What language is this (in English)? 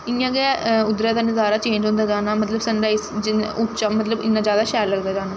Dogri